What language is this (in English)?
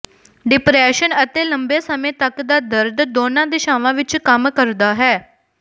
Punjabi